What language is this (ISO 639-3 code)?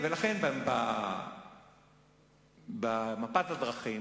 heb